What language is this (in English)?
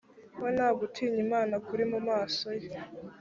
Kinyarwanda